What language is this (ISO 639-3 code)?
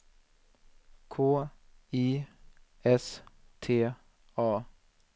swe